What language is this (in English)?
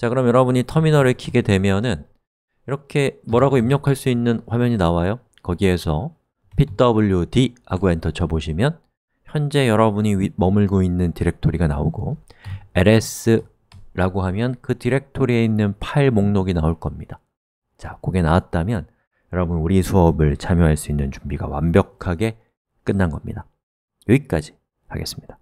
Korean